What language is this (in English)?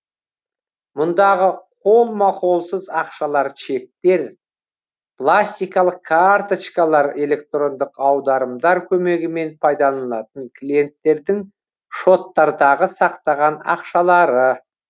Kazakh